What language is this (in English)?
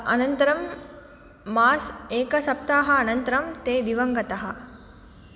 Sanskrit